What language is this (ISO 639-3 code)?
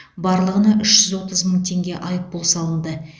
kaz